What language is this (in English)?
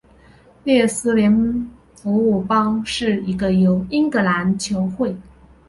Chinese